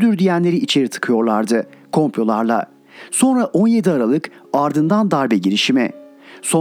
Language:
Turkish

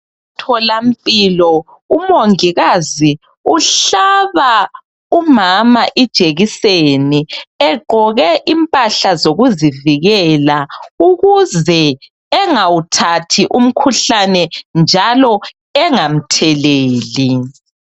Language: North Ndebele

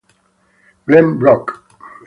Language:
Italian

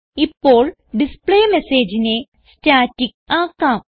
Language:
Malayalam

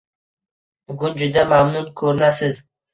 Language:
Uzbek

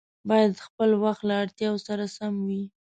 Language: Pashto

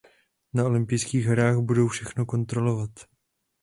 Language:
Czech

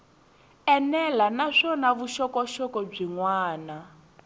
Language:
Tsonga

